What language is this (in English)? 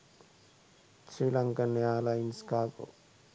Sinhala